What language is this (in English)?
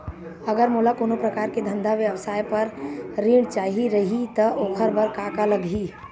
Chhattisgarhi